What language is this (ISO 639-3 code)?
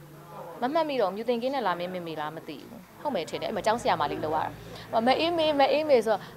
tha